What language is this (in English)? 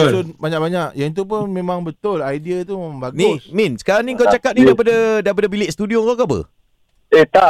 Malay